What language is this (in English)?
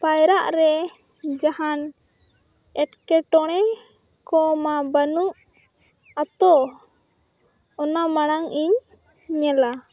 Santali